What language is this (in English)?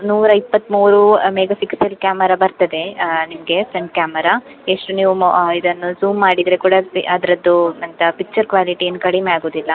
Kannada